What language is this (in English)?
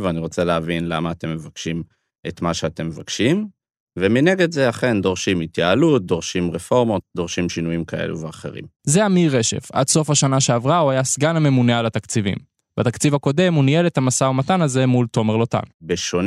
Hebrew